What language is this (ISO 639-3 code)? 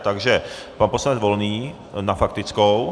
ces